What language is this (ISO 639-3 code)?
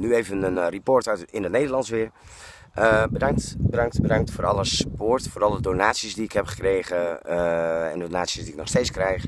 nld